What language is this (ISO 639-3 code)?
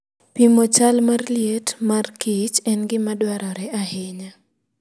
luo